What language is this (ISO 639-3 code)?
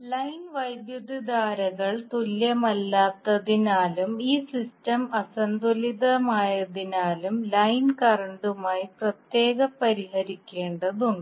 mal